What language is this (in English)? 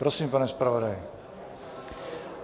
Czech